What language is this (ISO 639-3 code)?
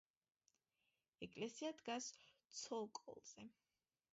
kat